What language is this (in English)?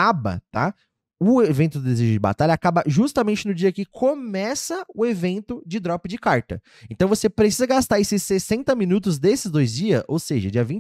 Portuguese